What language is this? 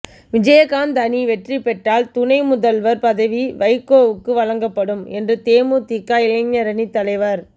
Tamil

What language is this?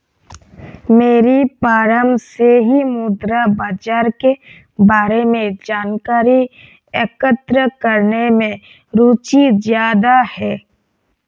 Hindi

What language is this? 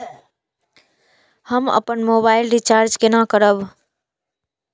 Maithili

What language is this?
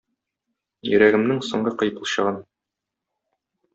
Tatar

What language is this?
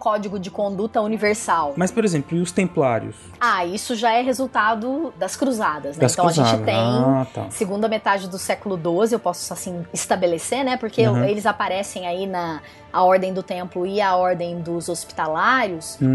Portuguese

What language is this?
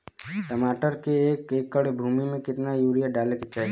Bhojpuri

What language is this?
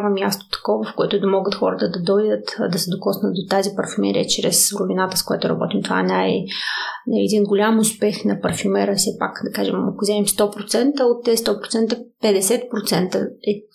Bulgarian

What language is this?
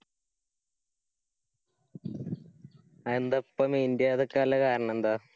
Malayalam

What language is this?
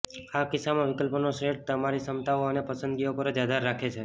Gujarati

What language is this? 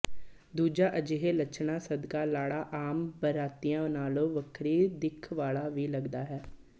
Punjabi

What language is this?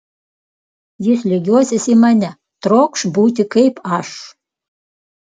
Lithuanian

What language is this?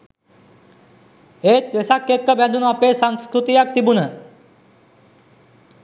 Sinhala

